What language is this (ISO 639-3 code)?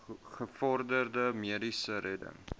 afr